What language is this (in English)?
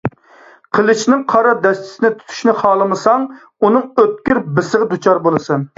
Uyghur